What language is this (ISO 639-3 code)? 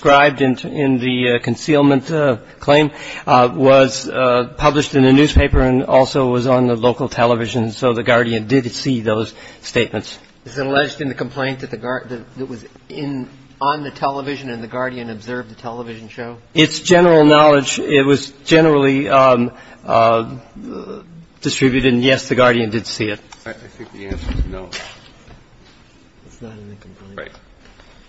eng